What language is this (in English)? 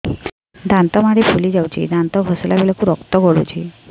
Odia